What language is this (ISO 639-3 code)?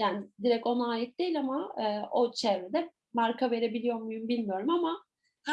tur